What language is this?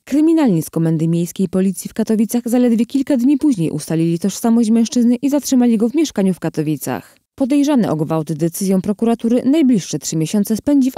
Polish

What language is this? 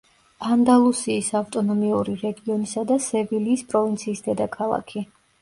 Georgian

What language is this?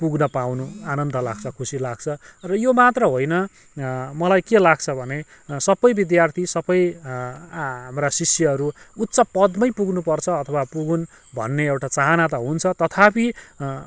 Nepali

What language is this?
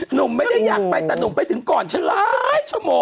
Thai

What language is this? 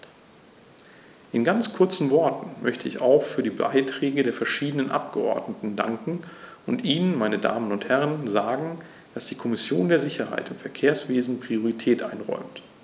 German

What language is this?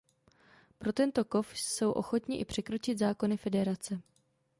Czech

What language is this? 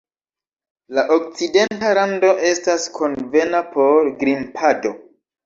Esperanto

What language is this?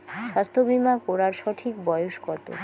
Bangla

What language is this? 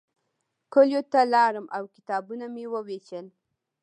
Pashto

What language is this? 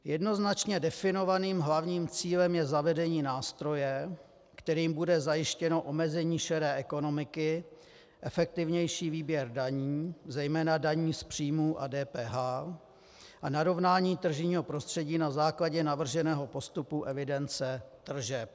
Czech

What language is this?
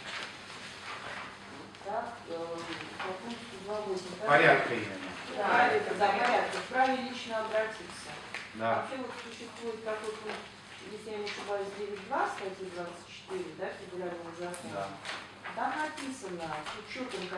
Russian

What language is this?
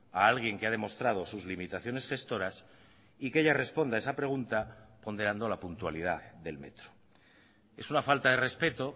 Spanish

